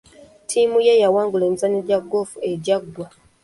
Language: Ganda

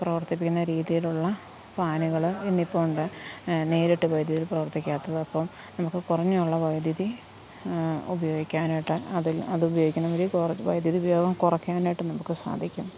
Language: Malayalam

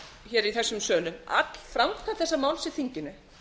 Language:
Icelandic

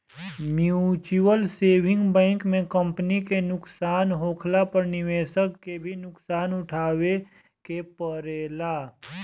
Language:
Bhojpuri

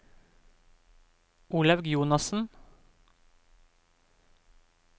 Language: Norwegian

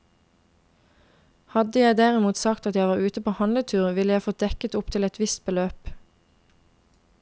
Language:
Norwegian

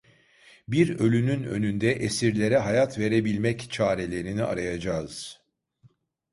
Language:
Turkish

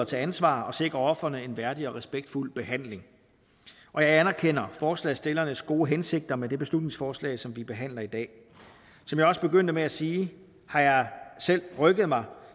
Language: Danish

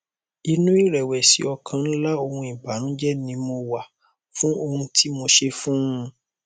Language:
Yoruba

